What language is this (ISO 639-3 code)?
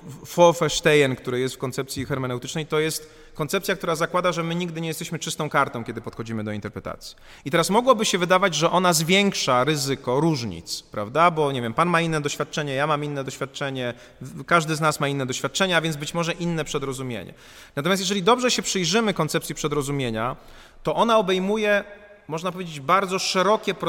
pol